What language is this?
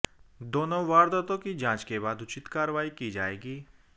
Hindi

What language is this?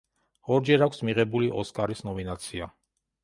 Georgian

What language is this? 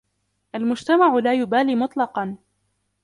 Arabic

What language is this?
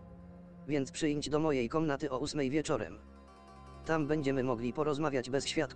Polish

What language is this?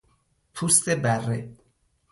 Persian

